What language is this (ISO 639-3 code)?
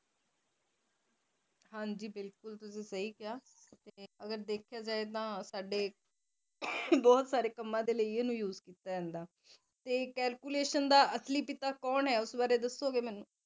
pan